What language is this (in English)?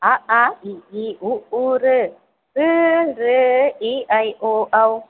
Sanskrit